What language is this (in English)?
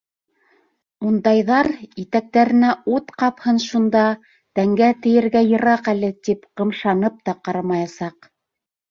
Bashkir